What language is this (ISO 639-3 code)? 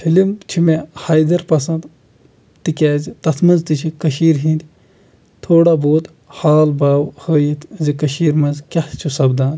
kas